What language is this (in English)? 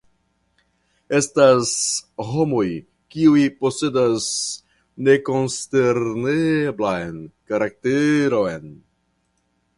Esperanto